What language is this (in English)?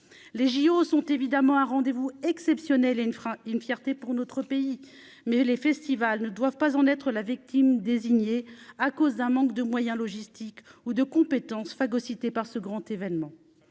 French